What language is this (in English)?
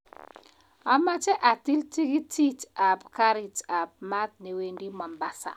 Kalenjin